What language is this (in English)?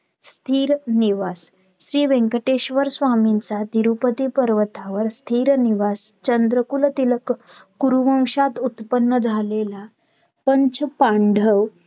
Marathi